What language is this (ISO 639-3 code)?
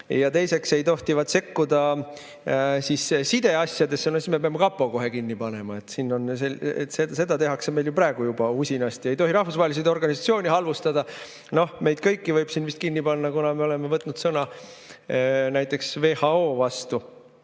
est